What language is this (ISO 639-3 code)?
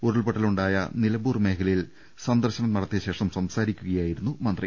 mal